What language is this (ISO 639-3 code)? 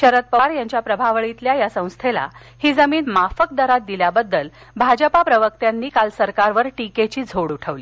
mar